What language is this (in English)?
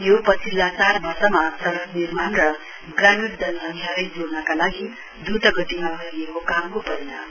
Nepali